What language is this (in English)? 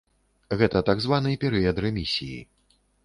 Belarusian